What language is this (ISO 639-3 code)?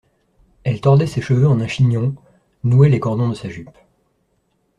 fra